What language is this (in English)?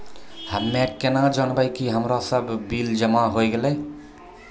Maithili